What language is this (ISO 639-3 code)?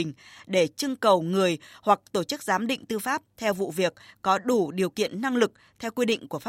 vie